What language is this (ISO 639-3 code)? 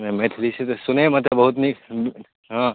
mai